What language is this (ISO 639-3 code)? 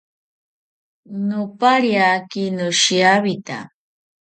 cpy